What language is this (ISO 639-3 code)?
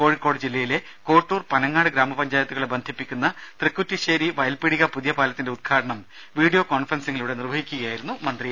mal